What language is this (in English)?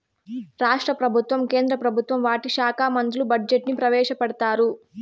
Telugu